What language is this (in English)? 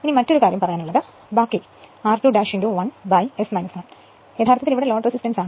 Malayalam